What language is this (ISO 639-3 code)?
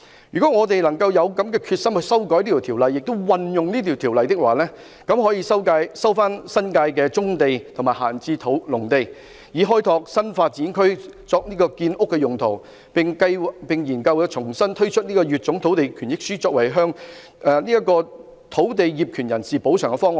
yue